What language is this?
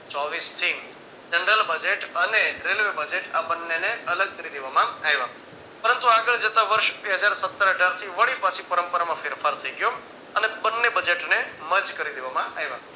Gujarati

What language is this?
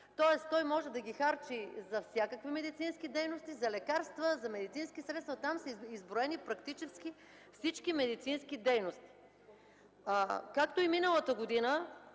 Bulgarian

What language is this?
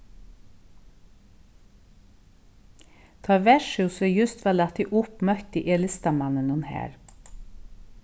Faroese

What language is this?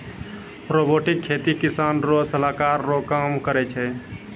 Maithili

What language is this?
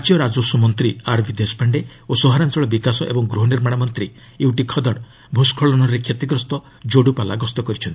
Odia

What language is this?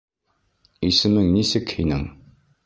Bashkir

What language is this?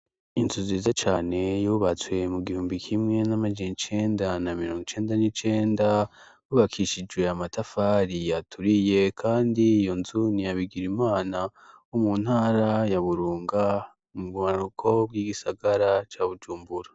Rundi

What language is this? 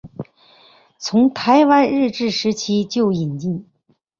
Chinese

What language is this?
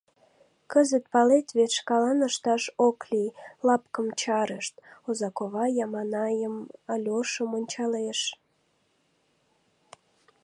Mari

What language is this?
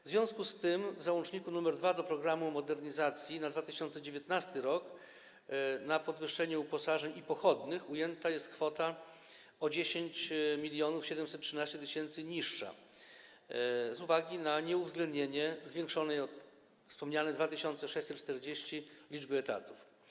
Polish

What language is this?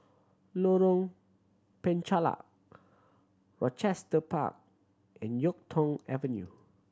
English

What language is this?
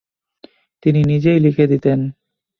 Bangla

